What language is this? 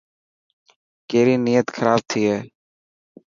Dhatki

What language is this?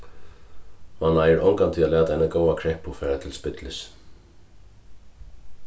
Faroese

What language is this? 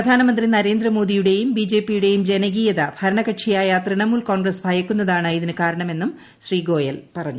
Malayalam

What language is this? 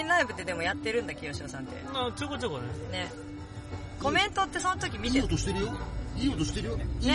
Japanese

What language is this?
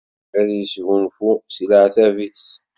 Kabyle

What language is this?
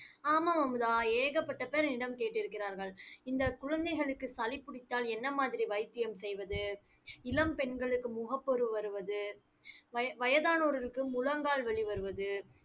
Tamil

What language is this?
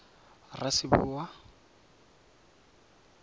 Tswana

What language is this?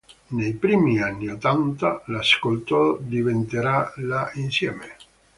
Italian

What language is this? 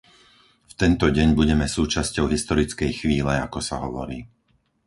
Slovak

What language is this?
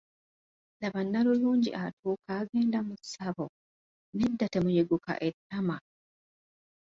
Ganda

